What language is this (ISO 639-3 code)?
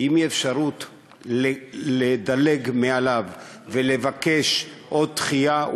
heb